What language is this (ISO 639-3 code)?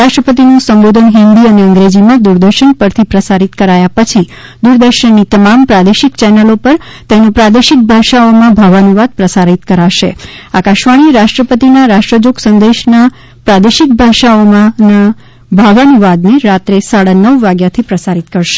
guj